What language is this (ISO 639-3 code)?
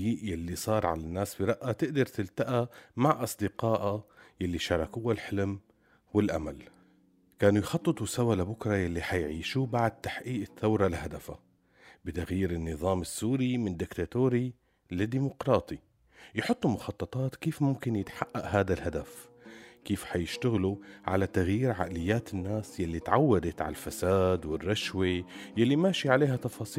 ara